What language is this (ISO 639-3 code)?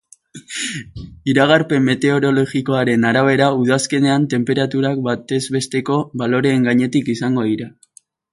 eus